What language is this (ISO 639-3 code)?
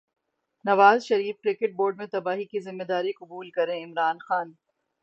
urd